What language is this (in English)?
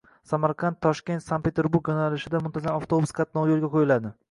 Uzbek